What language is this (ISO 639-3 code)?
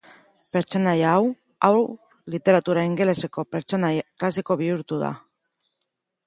eus